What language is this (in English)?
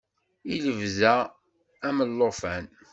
Kabyle